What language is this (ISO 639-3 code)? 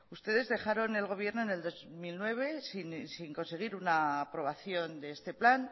spa